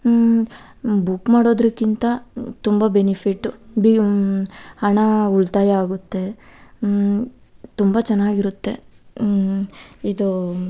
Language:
Kannada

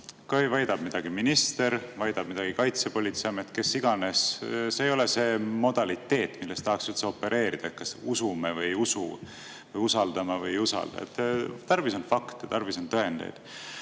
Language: Estonian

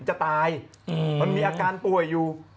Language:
Thai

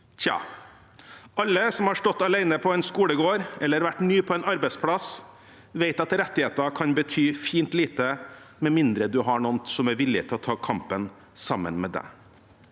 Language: Norwegian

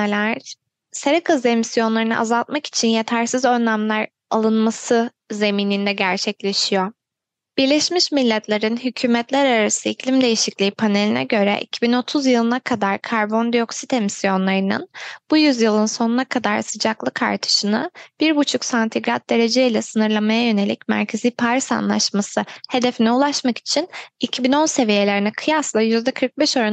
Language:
Turkish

